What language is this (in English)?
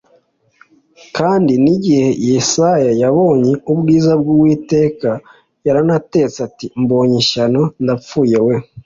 Kinyarwanda